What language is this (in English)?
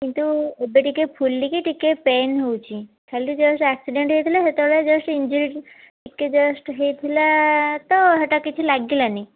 Odia